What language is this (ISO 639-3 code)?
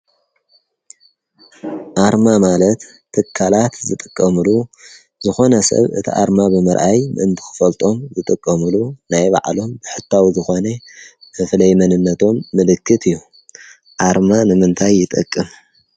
tir